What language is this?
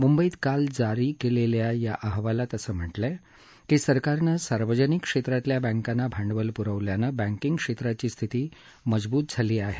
Marathi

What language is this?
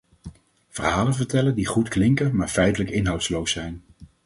Dutch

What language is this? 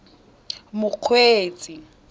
Tswana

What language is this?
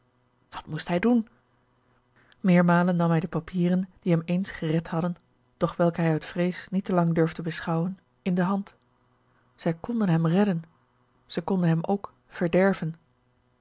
Dutch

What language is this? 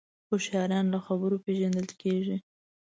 Pashto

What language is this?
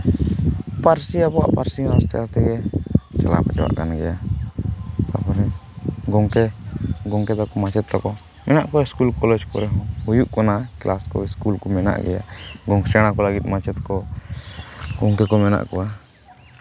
Santali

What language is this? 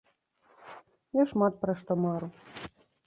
Belarusian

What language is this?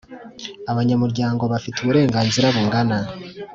Kinyarwanda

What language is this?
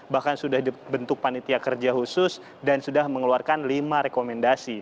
Indonesian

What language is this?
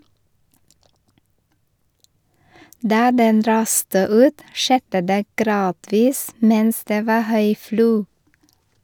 Norwegian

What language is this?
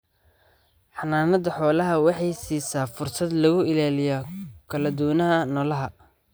Somali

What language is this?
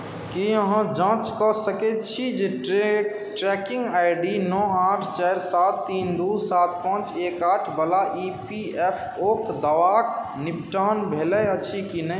Maithili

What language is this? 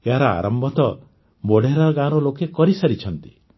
Odia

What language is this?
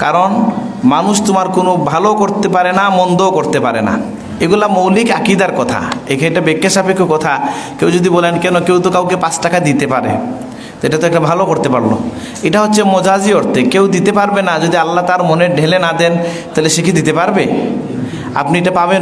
Indonesian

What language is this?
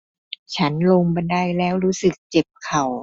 Thai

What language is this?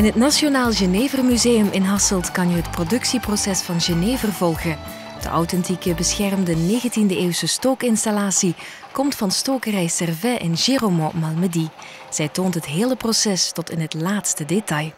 Dutch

